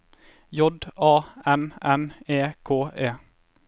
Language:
Norwegian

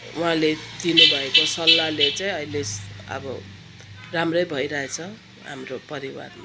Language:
Nepali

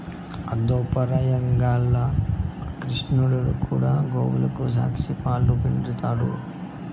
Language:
Telugu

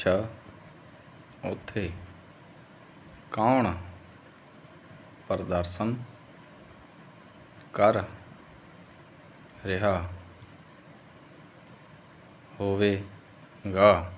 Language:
Punjabi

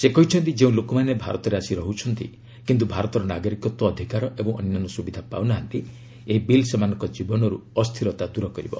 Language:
Odia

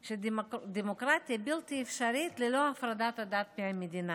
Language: Hebrew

